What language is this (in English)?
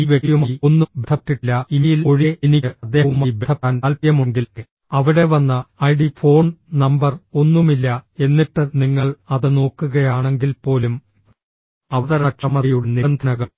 Malayalam